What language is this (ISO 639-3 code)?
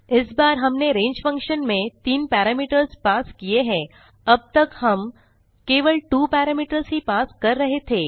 hin